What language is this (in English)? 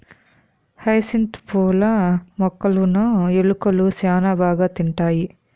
Telugu